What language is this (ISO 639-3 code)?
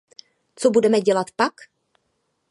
ces